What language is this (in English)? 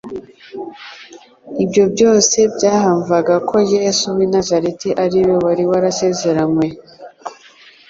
Kinyarwanda